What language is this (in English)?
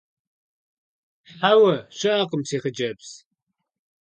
Kabardian